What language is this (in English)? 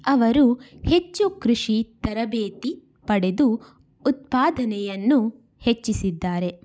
Kannada